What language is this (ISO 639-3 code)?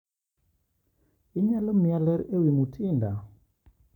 luo